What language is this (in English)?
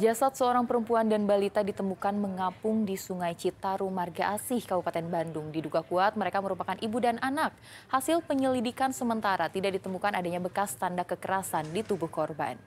Indonesian